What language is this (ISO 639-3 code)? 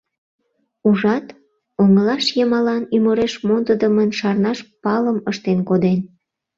chm